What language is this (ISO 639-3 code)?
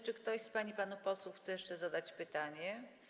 pol